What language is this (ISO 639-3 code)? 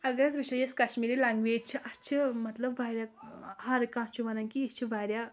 kas